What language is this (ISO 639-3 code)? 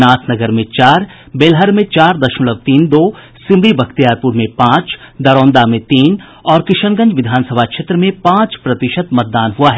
hin